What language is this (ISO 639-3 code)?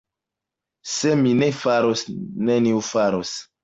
epo